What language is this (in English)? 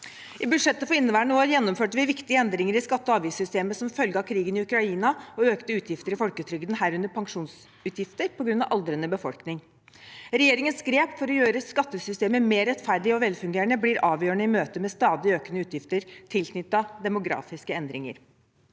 Norwegian